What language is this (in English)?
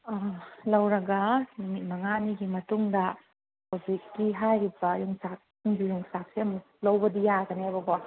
Manipuri